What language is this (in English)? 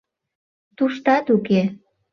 Mari